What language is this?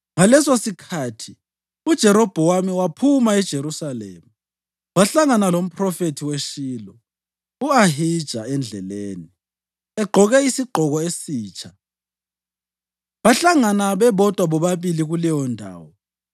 North Ndebele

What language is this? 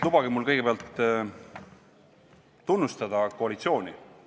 Estonian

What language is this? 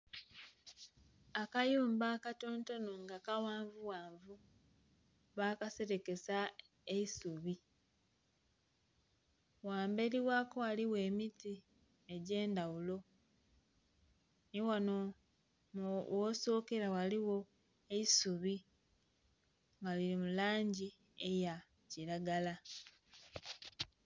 Soga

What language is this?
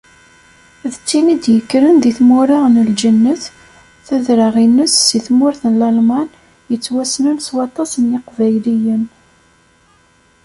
Kabyle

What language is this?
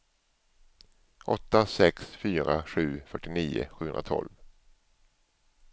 Swedish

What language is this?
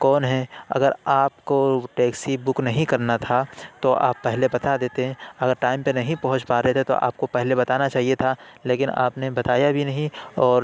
Urdu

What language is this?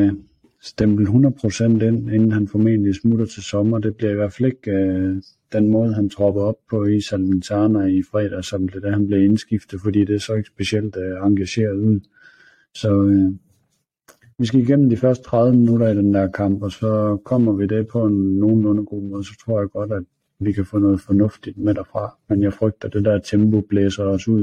Danish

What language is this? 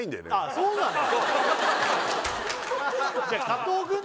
Japanese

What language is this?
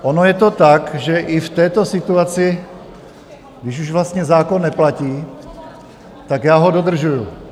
Czech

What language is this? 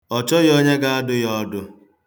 Igbo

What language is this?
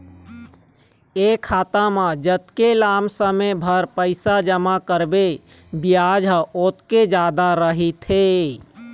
Chhattisgarhi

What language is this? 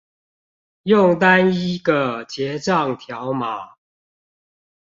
Chinese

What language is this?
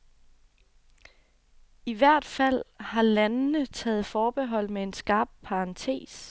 Danish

